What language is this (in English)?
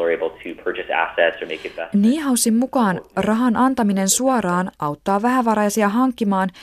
Finnish